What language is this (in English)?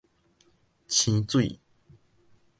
Min Nan Chinese